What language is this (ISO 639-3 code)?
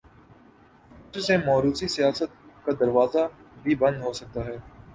urd